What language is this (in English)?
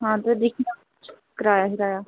Dogri